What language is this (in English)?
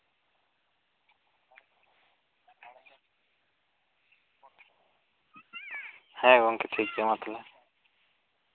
Santali